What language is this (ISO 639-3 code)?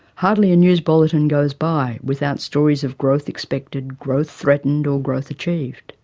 eng